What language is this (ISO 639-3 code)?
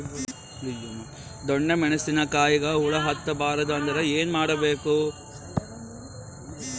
kan